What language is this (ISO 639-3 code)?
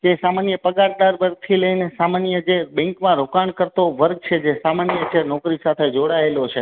guj